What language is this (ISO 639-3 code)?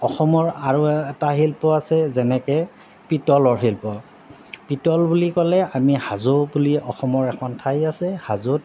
asm